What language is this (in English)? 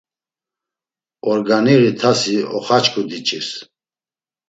Laz